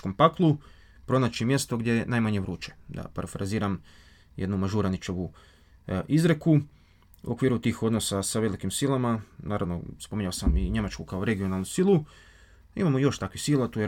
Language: Croatian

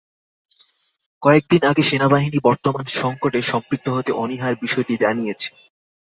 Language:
Bangla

